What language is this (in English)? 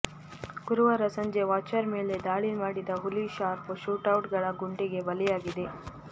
Kannada